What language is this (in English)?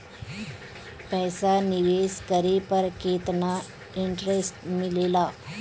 Bhojpuri